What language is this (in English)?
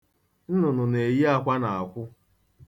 Igbo